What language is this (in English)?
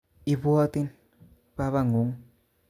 Kalenjin